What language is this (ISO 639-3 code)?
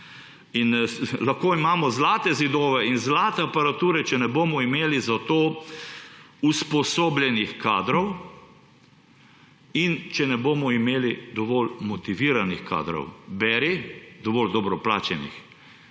slv